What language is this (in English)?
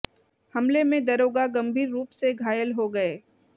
Hindi